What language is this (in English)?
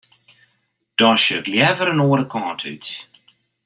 Western Frisian